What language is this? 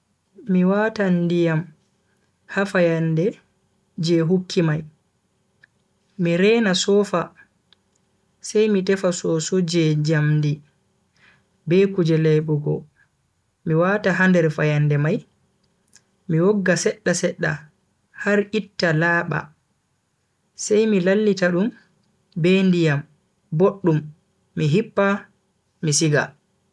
Bagirmi Fulfulde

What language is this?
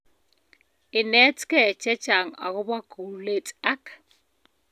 Kalenjin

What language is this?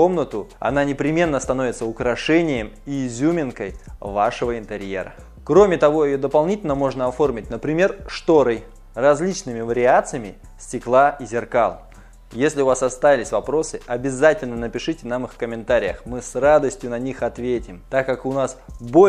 Russian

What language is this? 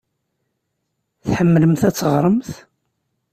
Kabyle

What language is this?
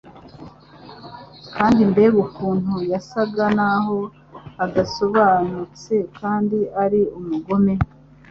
Kinyarwanda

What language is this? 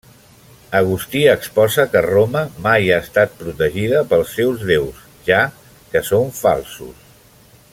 Catalan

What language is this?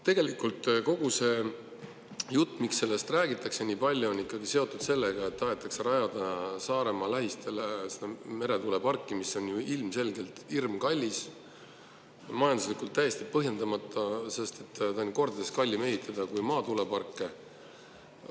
Estonian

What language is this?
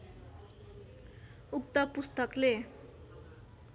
Nepali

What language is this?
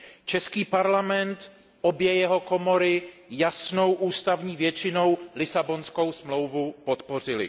Czech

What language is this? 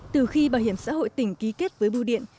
Vietnamese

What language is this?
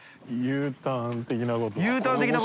Japanese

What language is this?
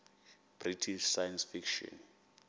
Xhosa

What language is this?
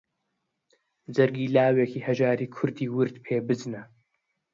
Central Kurdish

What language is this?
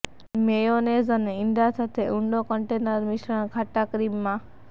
Gujarati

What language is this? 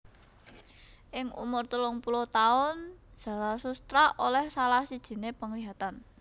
Javanese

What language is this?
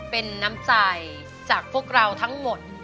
Thai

